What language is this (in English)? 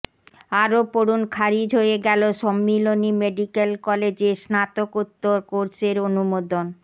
Bangla